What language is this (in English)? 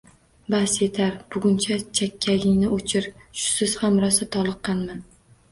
Uzbek